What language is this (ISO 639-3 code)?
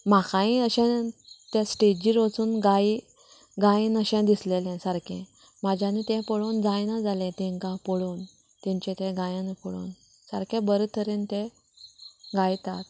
kok